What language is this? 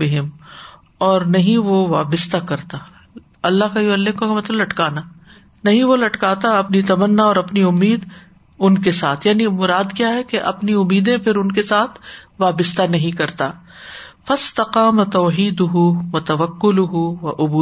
Urdu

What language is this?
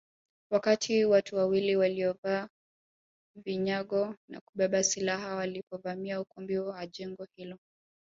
Swahili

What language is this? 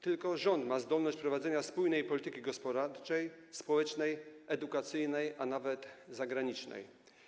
Polish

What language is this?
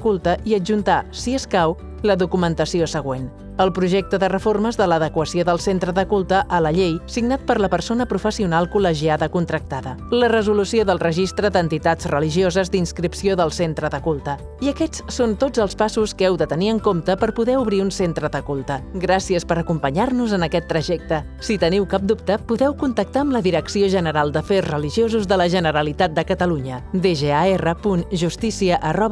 Catalan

